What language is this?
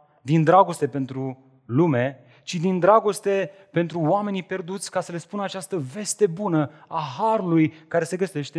Romanian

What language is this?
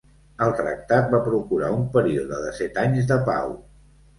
Catalan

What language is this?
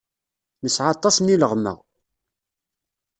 Kabyle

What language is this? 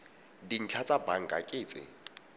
Tswana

